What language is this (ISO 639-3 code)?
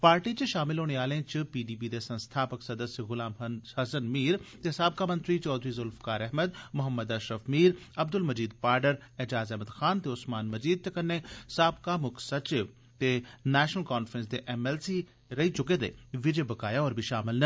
doi